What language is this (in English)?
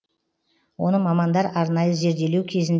Kazakh